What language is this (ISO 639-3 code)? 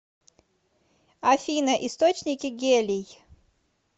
rus